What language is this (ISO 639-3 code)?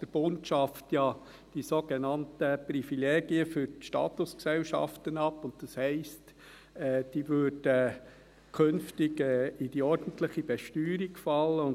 gsw